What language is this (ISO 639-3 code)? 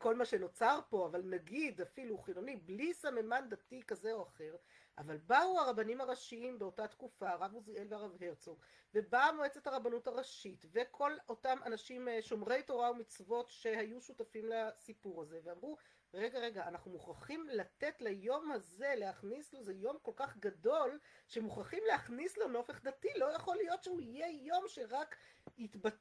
heb